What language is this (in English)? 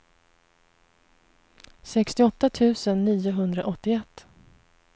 Swedish